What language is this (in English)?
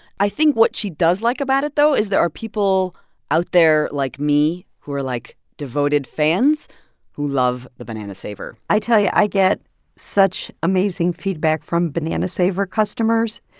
English